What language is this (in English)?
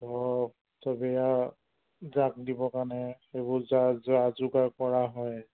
Assamese